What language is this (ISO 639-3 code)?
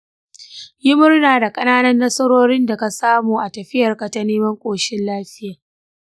hau